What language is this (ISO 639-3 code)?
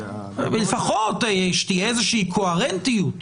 heb